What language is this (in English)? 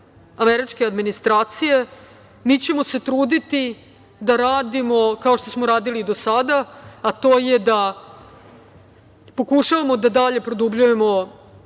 Serbian